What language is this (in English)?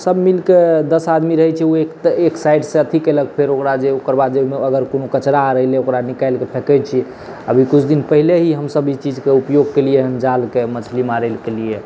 Maithili